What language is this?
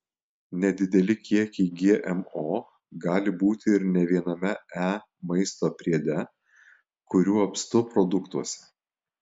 Lithuanian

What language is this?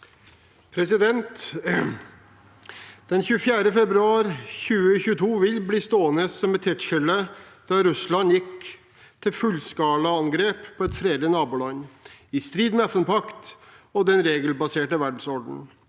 Norwegian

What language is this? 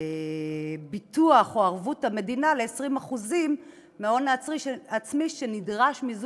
Hebrew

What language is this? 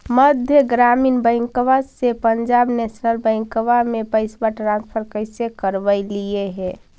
Magahi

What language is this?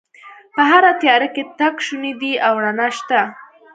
Pashto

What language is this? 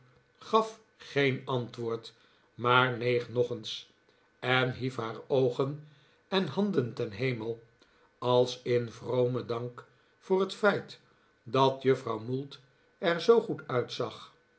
Dutch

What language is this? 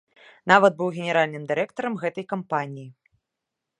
Belarusian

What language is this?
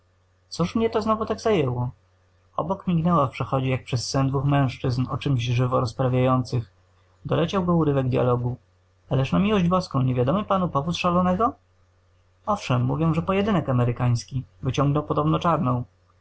Polish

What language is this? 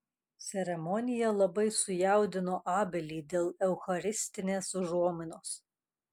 Lithuanian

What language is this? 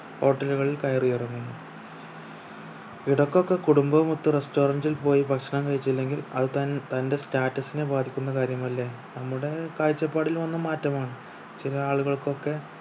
Malayalam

